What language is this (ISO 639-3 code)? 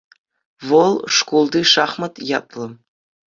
chv